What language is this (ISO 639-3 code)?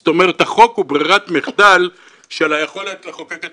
heb